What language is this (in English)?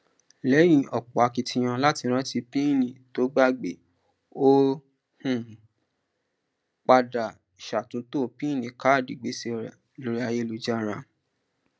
Yoruba